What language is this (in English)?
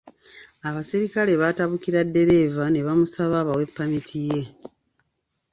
Ganda